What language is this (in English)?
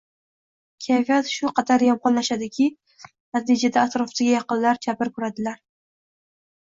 Uzbek